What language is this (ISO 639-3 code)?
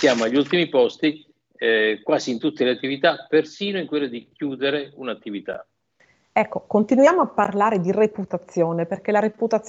ita